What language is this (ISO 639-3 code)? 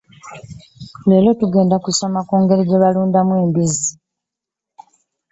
lug